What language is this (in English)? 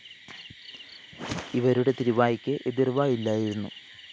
Malayalam